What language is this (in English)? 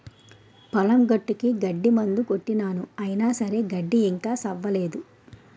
Telugu